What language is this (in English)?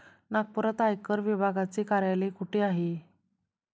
Marathi